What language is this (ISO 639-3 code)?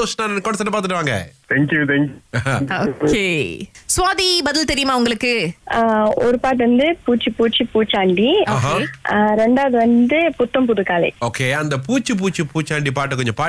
tam